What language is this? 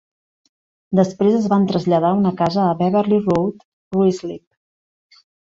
Catalan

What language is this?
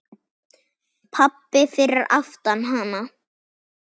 Icelandic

